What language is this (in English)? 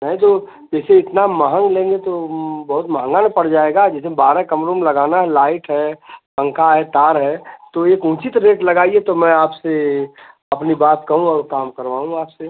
Hindi